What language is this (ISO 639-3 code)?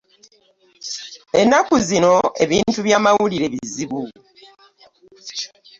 lug